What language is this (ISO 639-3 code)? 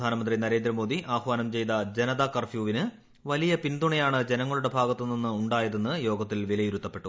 mal